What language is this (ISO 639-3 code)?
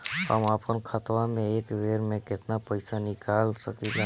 bho